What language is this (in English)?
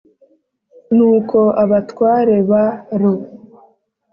Kinyarwanda